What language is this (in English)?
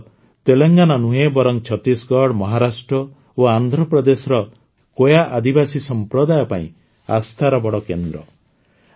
Odia